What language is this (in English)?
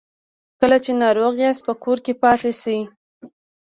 Pashto